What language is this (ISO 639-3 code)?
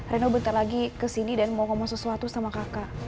ind